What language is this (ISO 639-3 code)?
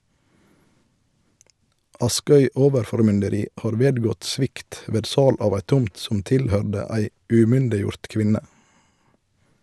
nor